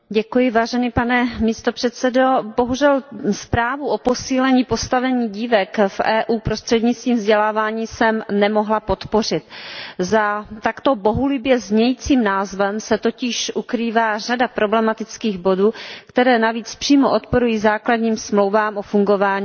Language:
Czech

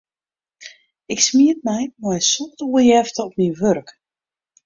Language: Western Frisian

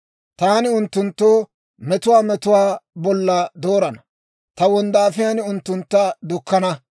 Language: Dawro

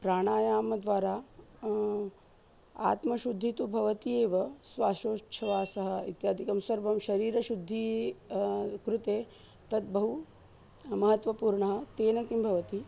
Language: Sanskrit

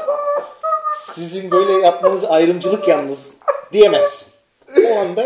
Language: Turkish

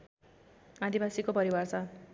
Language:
Nepali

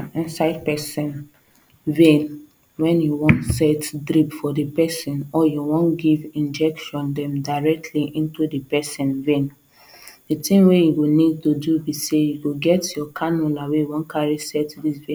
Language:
Nigerian Pidgin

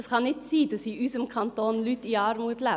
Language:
Swiss German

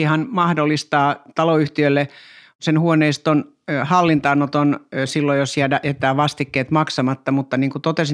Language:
Finnish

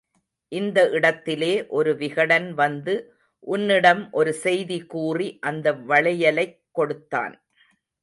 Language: Tamil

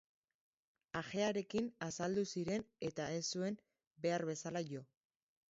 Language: Basque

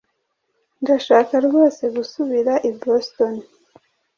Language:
Kinyarwanda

